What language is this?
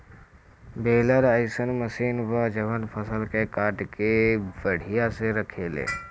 Bhojpuri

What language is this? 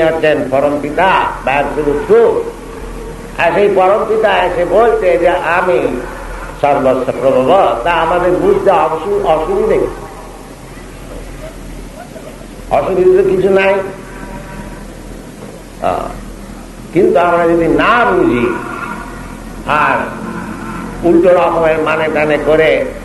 Indonesian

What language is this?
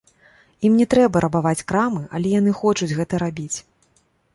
Belarusian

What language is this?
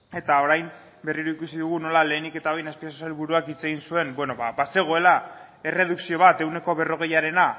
Basque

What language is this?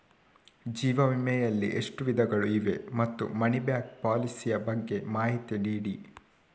Kannada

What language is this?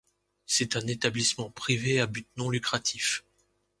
French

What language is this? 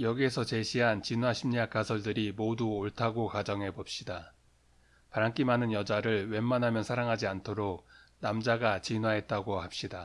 Korean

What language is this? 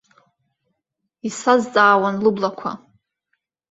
Abkhazian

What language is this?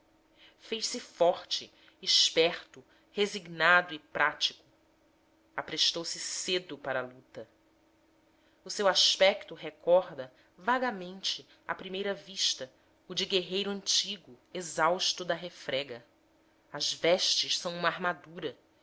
Portuguese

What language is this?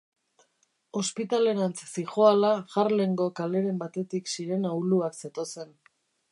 Basque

